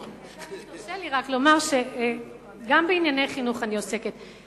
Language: Hebrew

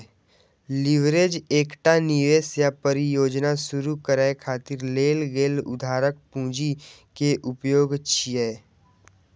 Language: Maithili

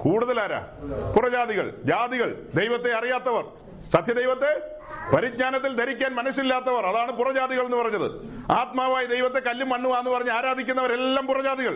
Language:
Malayalam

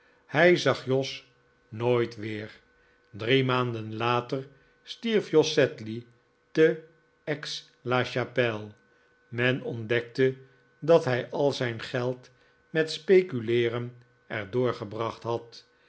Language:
Dutch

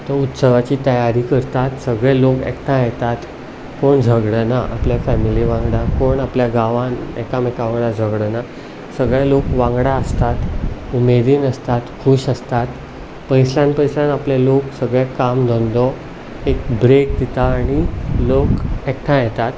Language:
Konkani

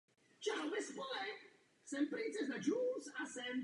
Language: Czech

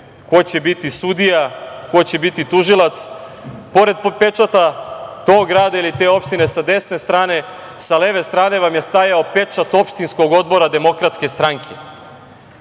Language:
Serbian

